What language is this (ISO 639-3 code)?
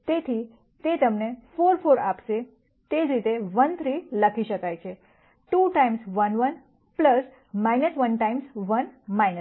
guj